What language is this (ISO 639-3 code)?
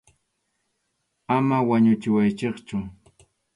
qxu